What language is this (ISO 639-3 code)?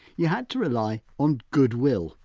eng